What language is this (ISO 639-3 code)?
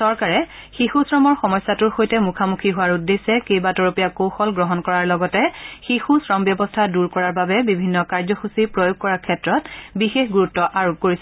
asm